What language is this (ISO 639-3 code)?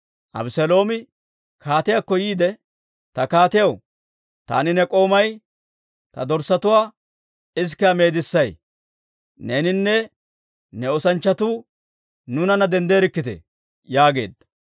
dwr